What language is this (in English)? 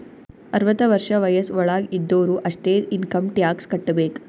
Kannada